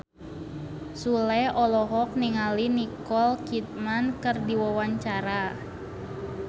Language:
Sundanese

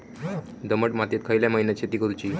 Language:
Marathi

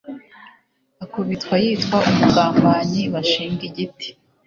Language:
Kinyarwanda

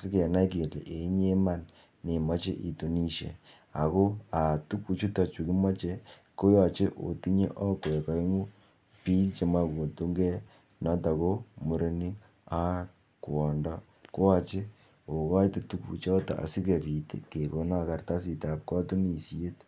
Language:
Kalenjin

